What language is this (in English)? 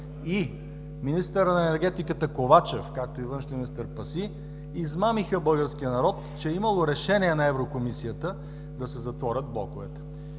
Bulgarian